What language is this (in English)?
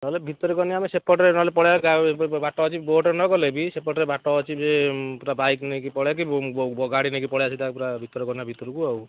Odia